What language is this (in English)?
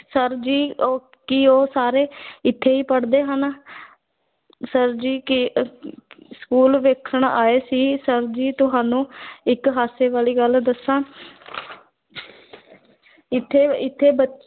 Punjabi